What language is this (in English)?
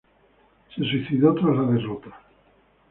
Spanish